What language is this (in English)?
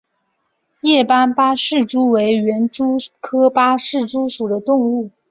Chinese